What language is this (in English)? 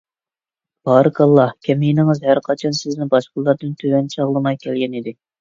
Uyghur